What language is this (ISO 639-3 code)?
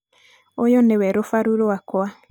kik